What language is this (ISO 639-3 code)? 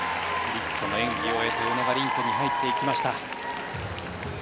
jpn